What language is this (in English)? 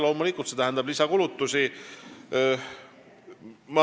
Estonian